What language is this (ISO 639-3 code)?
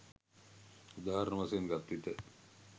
sin